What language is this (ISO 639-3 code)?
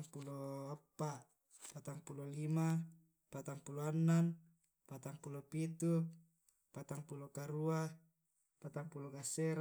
rob